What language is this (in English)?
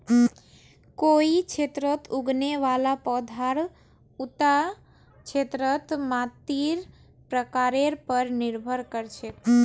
Magahi